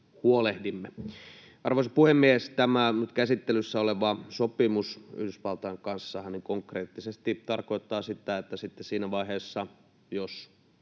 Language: Finnish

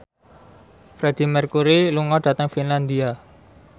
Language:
Javanese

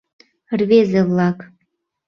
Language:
Mari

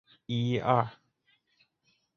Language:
Chinese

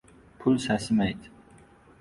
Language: Uzbek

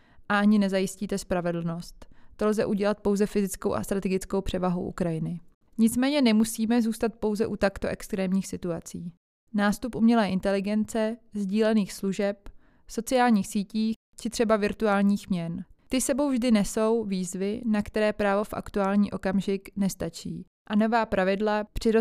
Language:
Czech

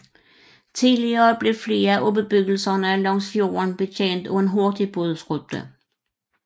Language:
Danish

